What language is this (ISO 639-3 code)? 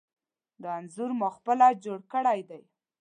pus